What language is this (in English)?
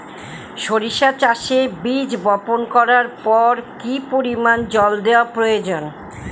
Bangla